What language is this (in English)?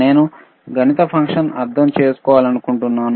Telugu